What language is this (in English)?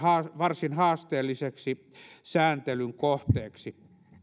Finnish